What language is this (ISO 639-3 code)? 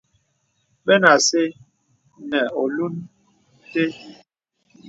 beb